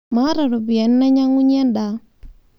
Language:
Masai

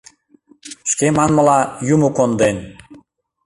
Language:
Mari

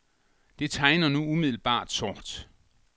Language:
Danish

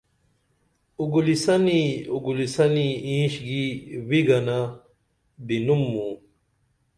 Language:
Dameli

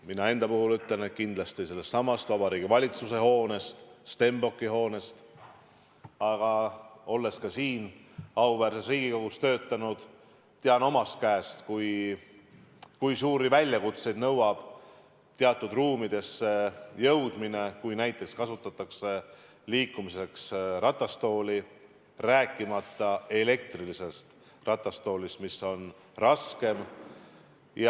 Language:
Estonian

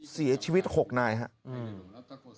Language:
Thai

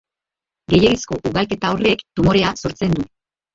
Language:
Basque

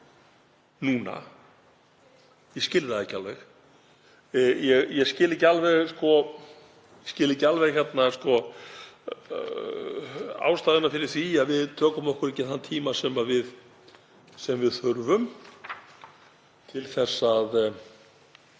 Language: Icelandic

